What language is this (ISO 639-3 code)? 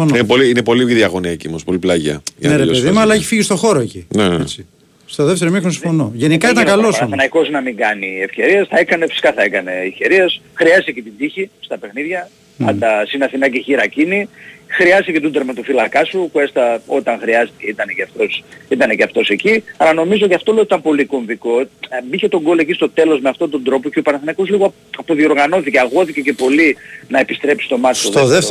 ell